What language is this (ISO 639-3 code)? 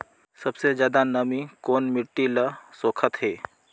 hne